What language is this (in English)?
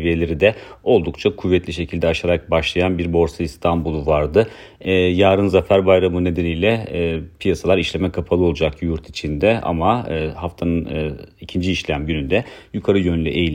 Turkish